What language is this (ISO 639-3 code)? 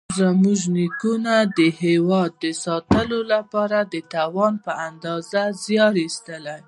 pus